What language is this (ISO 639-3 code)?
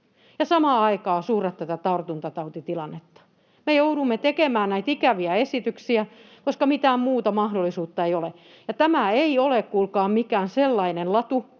fin